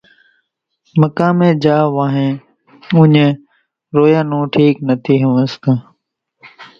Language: Kachi Koli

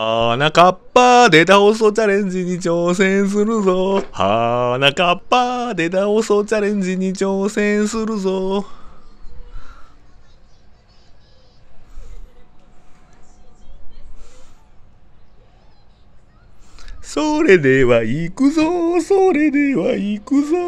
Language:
Japanese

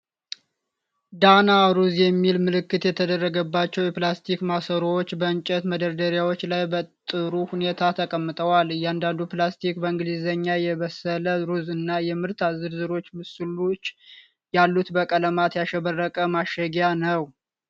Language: Amharic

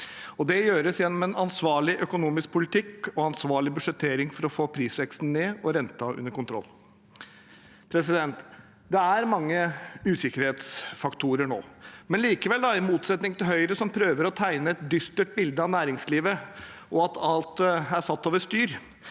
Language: Norwegian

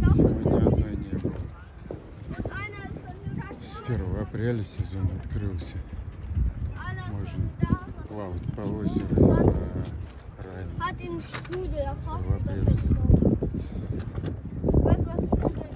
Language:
Russian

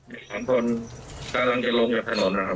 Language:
Thai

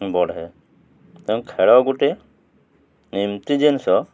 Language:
Odia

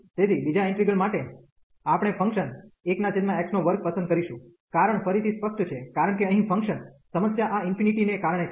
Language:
Gujarati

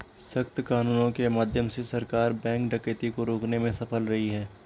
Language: Hindi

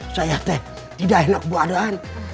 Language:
Indonesian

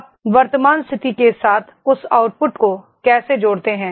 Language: Hindi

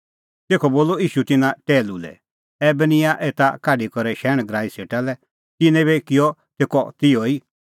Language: Kullu Pahari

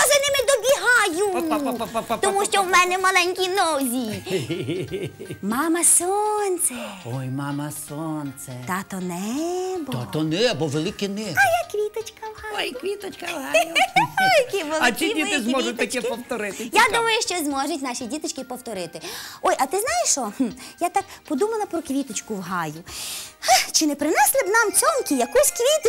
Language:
Ukrainian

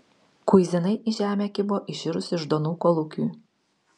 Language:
Lithuanian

